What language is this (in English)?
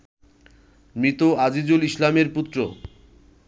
Bangla